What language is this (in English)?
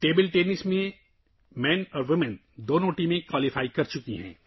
Urdu